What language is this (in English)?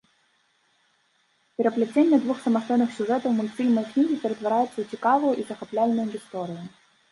Belarusian